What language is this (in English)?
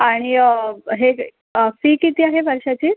Marathi